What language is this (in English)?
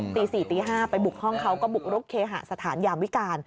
Thai